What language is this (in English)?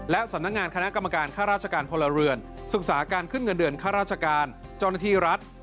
Thai